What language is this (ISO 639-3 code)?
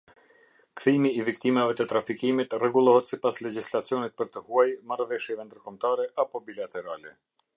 sqi